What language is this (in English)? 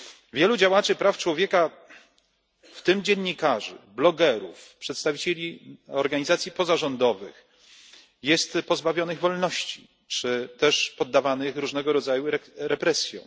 Polish